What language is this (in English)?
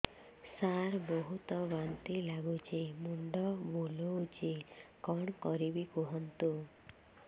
Odia